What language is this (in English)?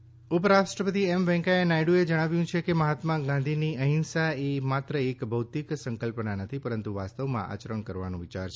Gujarati